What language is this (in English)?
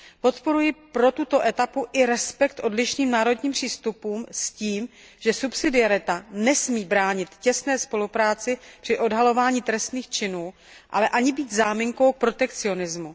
Czech